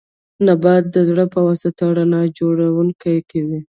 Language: Pashto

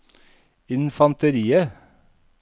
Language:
Norwegian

